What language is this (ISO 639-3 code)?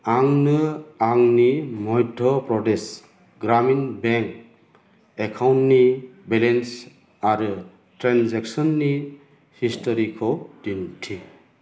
brx